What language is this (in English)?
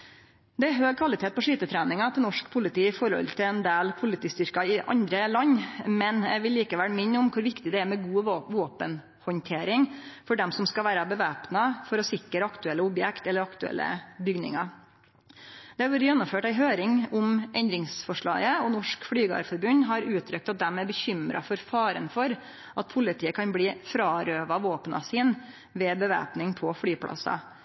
Norwegian Nynorsk